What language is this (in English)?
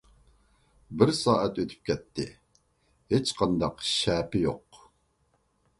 Uyghur